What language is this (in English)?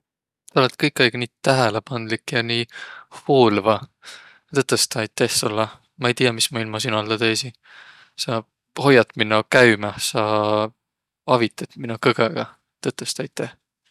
Võro